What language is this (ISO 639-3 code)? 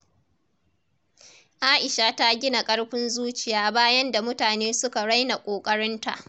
hau